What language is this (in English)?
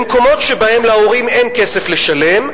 Hebrew